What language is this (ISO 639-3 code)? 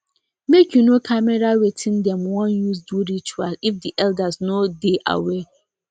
pcm